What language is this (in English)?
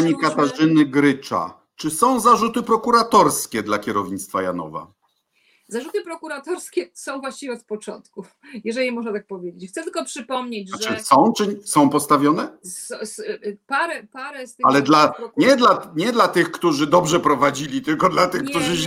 Polish